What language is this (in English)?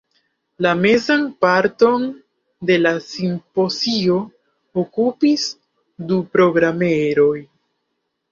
Esperanto